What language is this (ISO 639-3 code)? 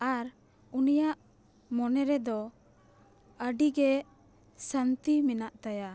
sat